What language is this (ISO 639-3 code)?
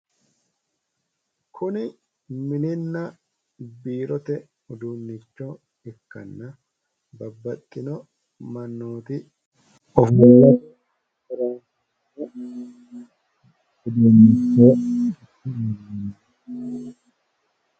sid